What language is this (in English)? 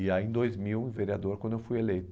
Portuguese